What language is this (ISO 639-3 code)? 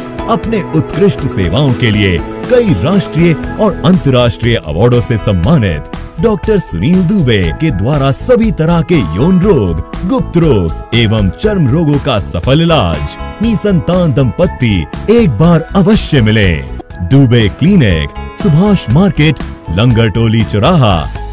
hin